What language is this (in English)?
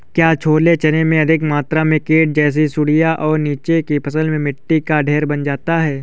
Hindi